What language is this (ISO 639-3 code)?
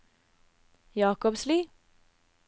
nor